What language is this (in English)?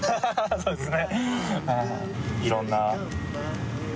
Japanese